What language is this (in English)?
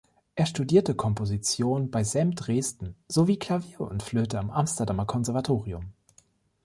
German